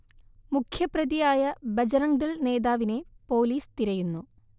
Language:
Malayalam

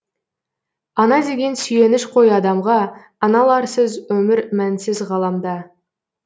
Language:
Kazakh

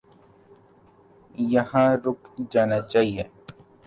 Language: Urdu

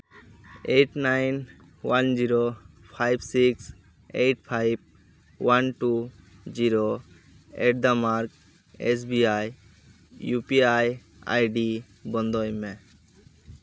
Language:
Santali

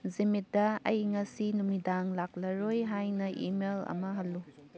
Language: Manipuri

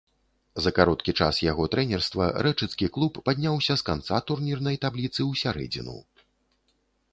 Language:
Belarusian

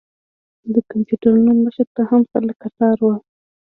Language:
Pashto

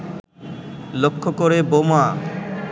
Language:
Bangla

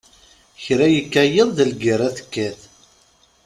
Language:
Kabyle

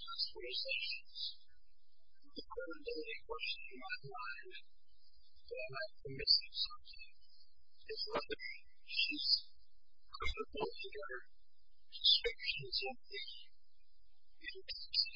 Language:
English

